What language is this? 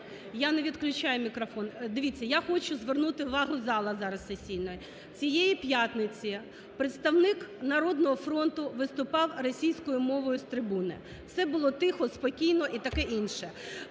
Ukrainian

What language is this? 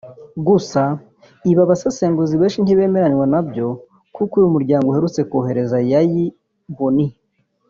Kinyarwanda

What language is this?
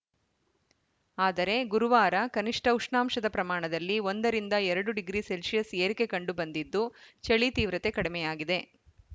Kannada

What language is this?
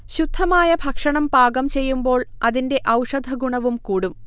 Malayalam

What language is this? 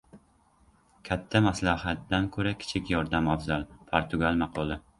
Uzbek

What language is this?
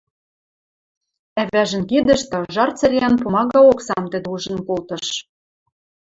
Western Mari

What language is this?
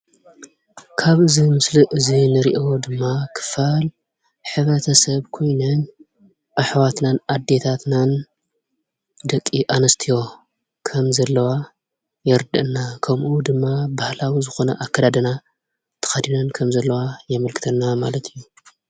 Tigrinya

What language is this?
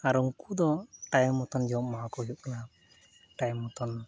Santali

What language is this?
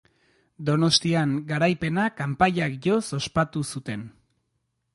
Basque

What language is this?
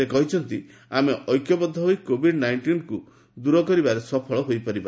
Odia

